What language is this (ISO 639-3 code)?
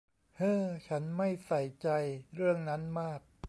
tha